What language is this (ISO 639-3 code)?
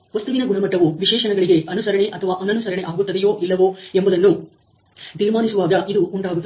kan